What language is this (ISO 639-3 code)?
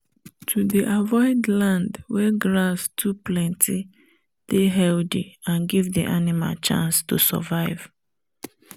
pcm